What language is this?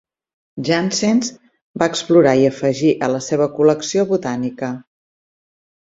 Catalan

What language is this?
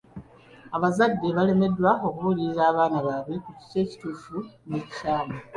Ganda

